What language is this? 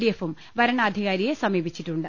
Malayalam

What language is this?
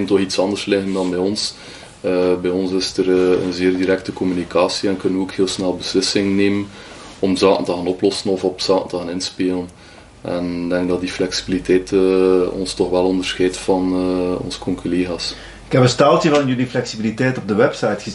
Dutch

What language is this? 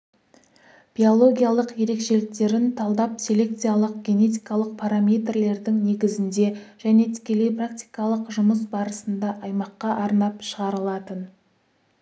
Kazakh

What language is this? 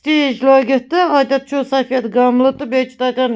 Kashmiri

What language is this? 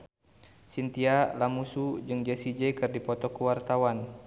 Sundanese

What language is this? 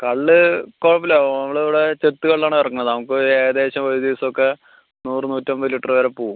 Malayalam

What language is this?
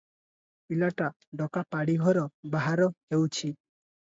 Odia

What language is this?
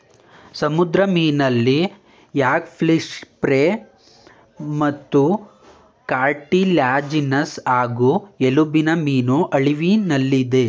Kannada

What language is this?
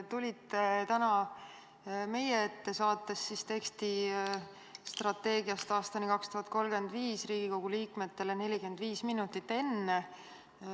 Estonian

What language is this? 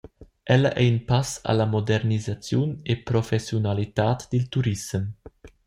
Romansh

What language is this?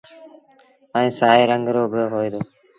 Sindhi Bhil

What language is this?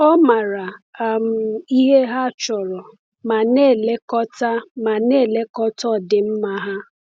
Igbo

